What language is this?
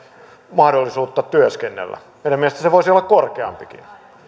Finnish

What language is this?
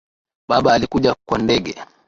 Swahili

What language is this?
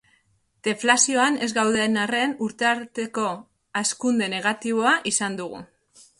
Basque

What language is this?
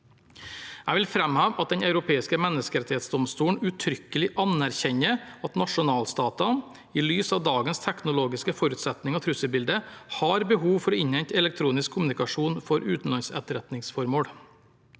Norwegian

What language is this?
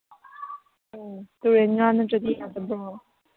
Manipuri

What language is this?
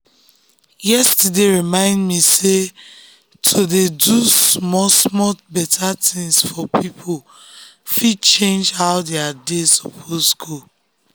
Nigerian Pidgin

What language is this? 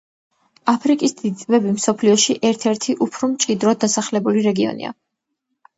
Georgian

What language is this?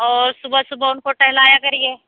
Urdu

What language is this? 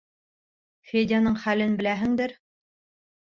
Bashkir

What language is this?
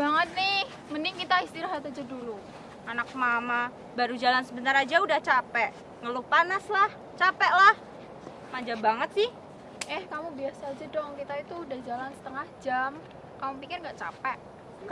Indonesian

